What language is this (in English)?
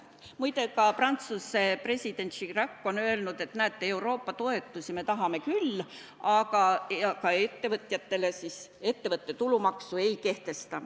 Estonian